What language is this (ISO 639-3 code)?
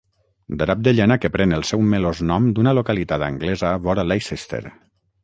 cat